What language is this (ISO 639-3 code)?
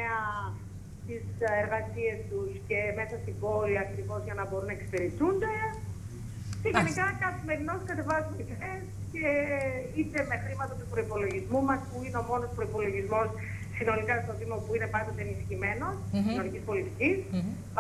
ell